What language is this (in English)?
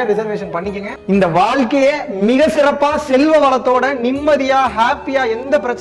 Tamil